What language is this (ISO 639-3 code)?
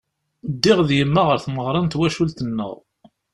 kab